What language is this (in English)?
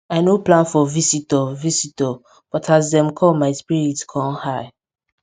Nigerian Pidgin